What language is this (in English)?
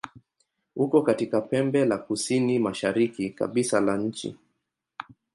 Swahili